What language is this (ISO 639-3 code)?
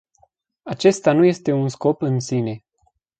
ron